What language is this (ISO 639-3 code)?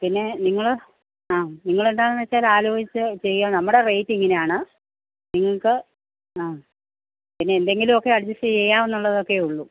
mal